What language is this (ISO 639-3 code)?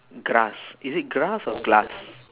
eng